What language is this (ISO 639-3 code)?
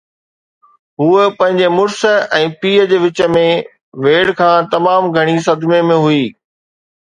snd